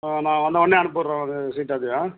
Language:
Tamil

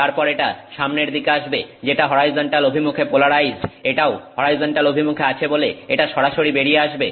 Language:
Bangla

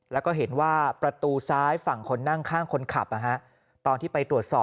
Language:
Thai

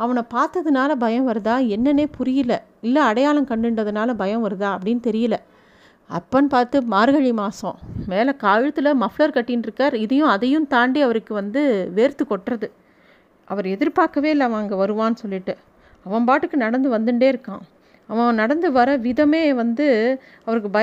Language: Tamil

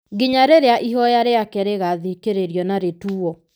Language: Kikuyu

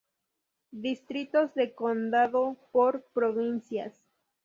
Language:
Spanish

